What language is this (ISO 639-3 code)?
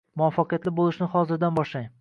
uzb